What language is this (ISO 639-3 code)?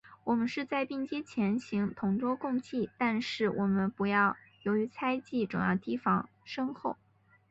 zho